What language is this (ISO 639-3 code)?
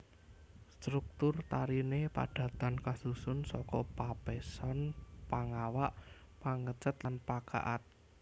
jav